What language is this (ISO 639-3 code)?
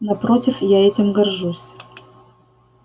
rus